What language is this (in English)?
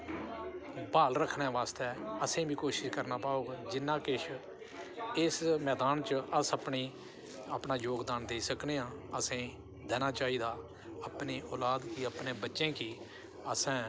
Dogri